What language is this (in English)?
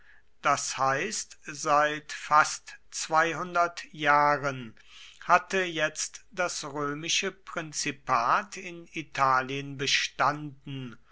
German